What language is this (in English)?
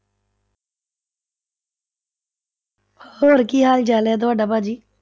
Punjabi